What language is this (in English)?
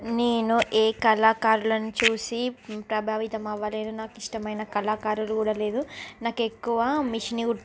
Telugu